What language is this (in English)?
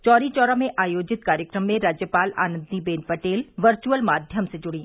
Hindi